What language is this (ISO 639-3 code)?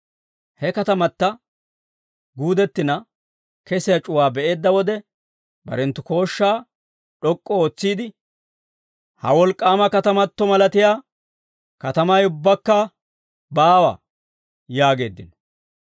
dwr